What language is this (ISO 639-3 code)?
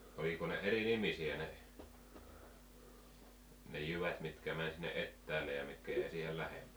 fin